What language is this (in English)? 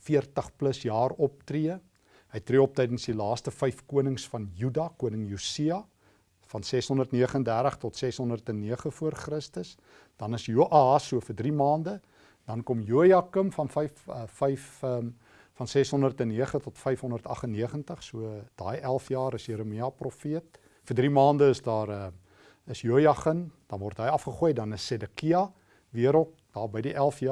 Dutch